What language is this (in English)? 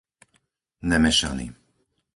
Slovak